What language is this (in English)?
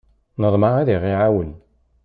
Kabyle